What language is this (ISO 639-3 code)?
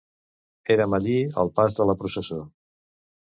cat